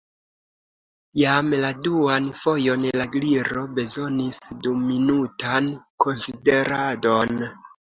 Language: Esperanto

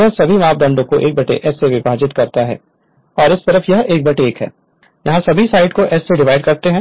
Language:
Hindi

